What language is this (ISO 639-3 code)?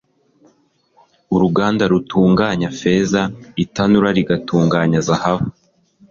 kin